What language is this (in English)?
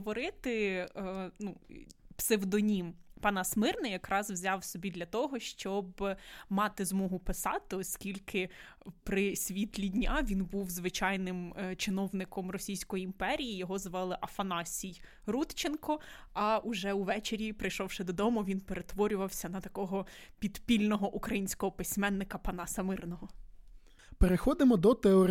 Ukrainian